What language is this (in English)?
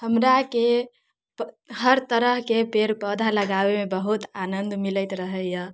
Maithili